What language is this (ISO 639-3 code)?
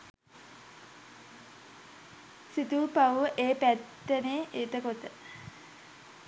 sin